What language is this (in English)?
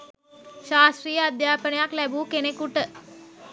Sinhala